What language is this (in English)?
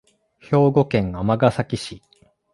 Japanese